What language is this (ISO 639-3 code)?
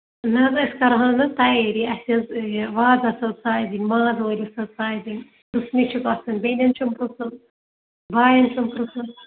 kas